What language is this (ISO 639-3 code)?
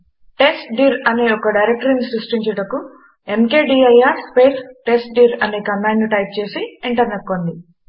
tel